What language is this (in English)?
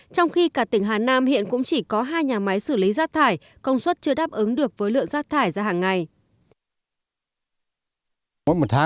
Vietnamese